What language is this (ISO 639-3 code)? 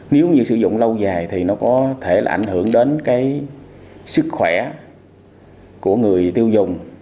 vie